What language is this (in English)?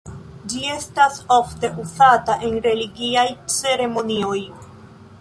Esperanto